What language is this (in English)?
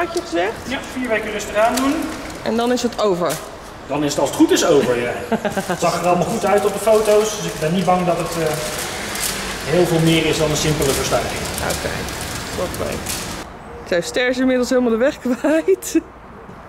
Dutch